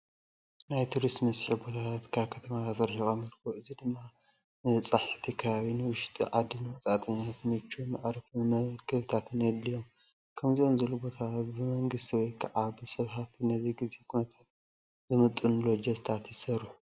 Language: Tigrinya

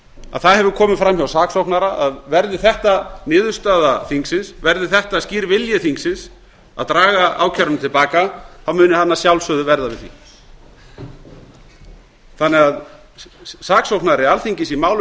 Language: Icelandic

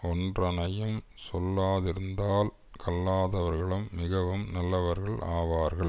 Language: Tamil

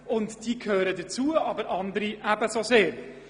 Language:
Swiss German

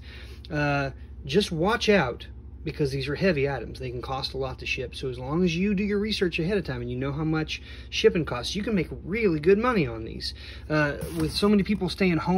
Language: English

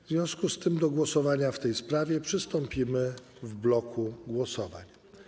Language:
Polish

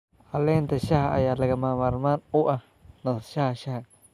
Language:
Somali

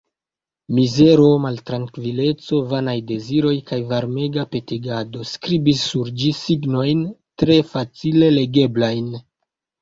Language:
Esperanto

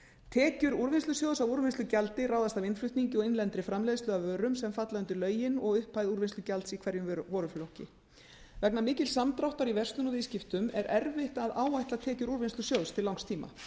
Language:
Icelandic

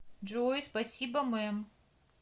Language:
Russian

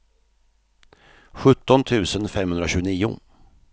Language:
Swedish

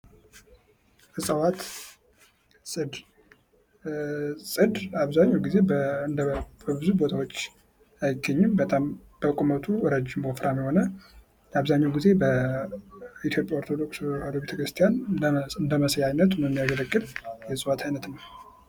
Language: Amharic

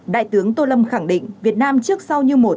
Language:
Vietnamese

